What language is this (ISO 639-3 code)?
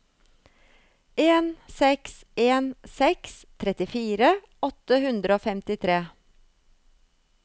nor